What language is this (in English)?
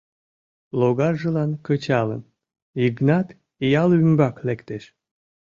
Mari